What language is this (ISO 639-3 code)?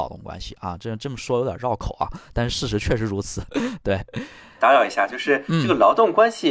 zho